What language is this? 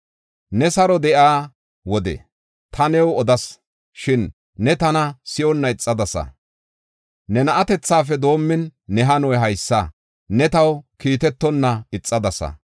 Gofa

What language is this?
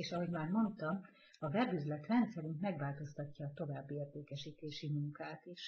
Hungarian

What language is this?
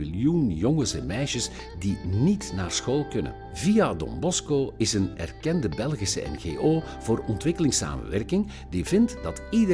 Dutch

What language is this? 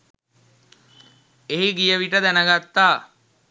Sinhala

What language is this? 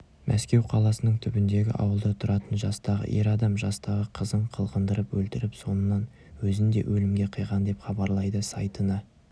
Kazakh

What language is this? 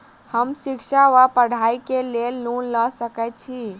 Maithili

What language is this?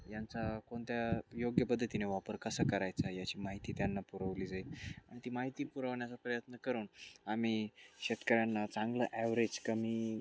Marathi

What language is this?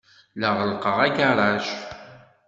Kabyle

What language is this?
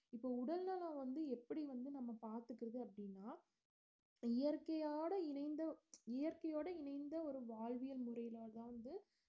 Tamil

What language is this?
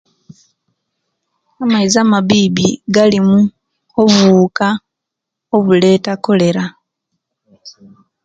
Kenyi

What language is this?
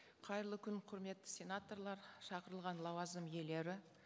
Kazakh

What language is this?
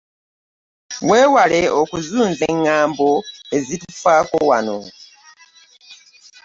Ganda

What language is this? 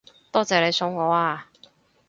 Cantonese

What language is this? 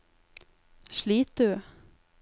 Norwegian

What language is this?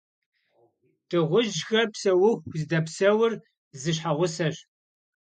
Kabardian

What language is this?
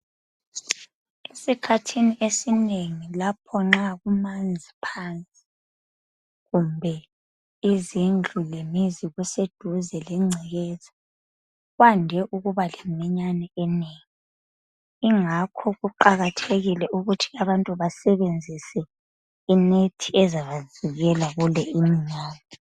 North Ndebele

